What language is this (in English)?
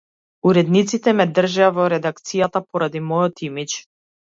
Macedonian